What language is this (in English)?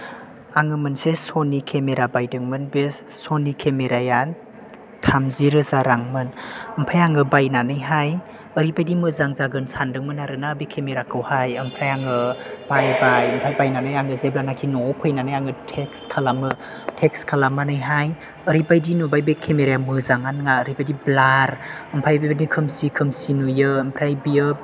Bodo